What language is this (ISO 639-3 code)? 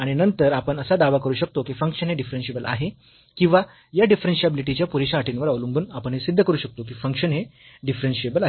mar